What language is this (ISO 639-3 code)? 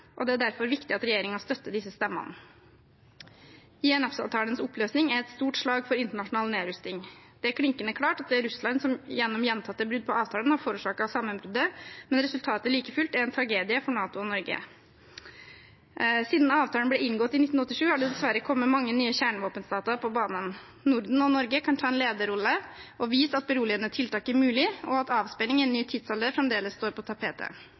nob